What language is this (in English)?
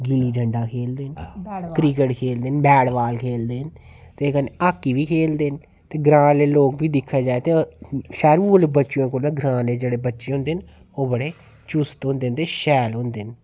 Dogri